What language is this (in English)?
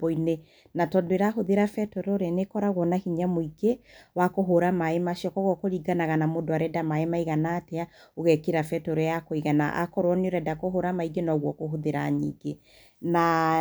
Kikuyu